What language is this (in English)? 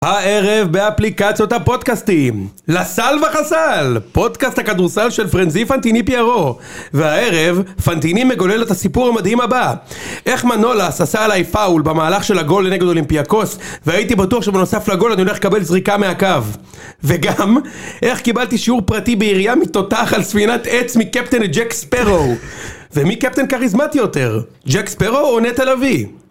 Hebrew